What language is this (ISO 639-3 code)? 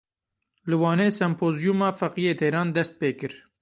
kur